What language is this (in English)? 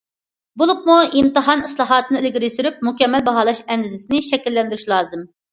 Uyghur